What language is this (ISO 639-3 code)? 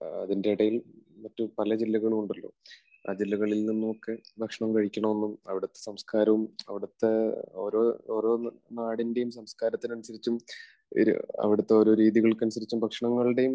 mal